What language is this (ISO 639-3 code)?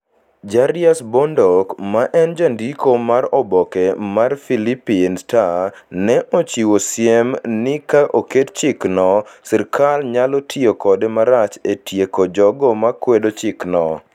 luo